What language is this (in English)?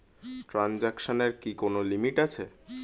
Bangla